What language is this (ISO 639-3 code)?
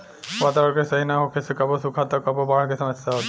bho